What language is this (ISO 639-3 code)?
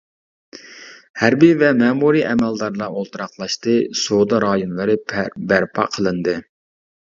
uig